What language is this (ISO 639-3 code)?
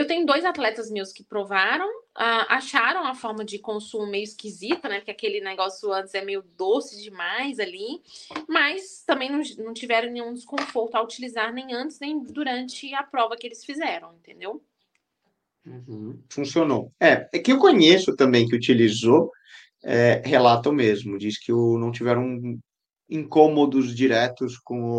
por